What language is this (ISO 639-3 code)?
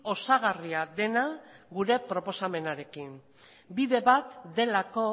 eus